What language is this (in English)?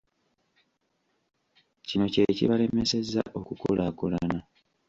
Ganda